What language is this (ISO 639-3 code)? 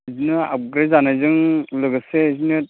brx